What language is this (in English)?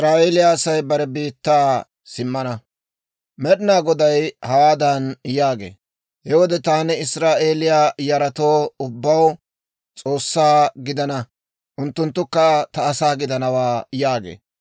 Dawro